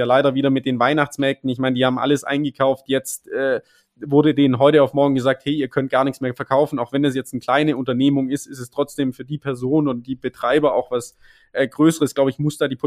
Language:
German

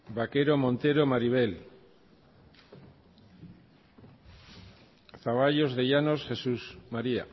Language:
Basque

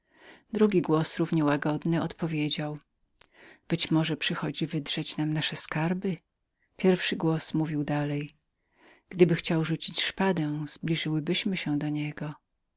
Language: Polish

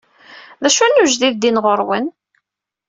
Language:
Kabyle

